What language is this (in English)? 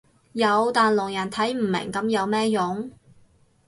Cantonese